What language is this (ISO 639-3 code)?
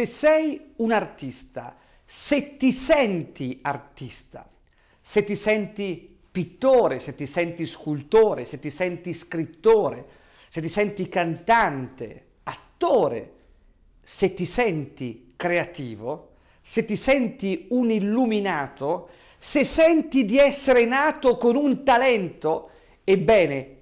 ita